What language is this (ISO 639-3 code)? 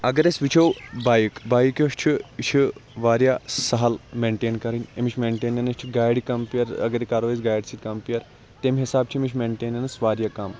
kas